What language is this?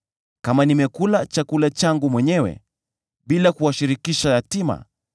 Swahili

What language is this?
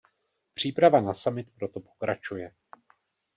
Czech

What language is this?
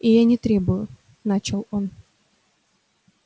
Russian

